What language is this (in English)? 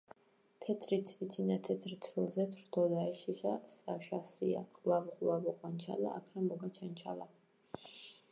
Georgian